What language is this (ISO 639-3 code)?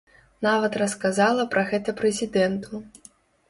bel